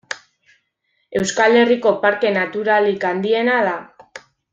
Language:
Basque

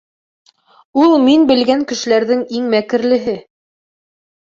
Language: Bashkir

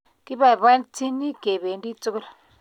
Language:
Kalenjin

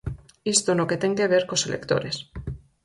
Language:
Galician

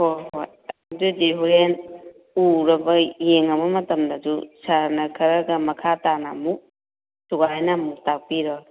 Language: Manipuri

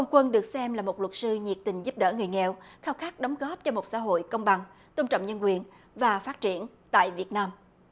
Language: Vietnamese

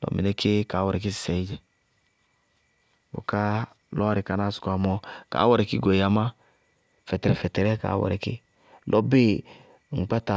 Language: Bago-Kusuntu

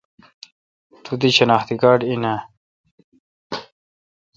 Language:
Kalkoti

